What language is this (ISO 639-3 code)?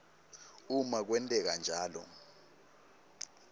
ssw